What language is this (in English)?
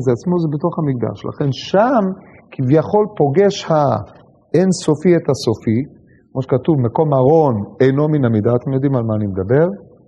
Hebrew